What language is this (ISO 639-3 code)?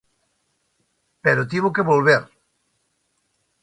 glg